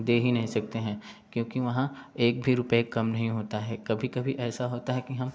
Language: Hindi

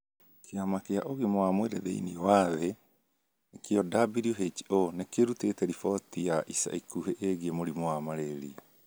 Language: Kikuyu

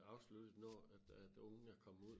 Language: Danish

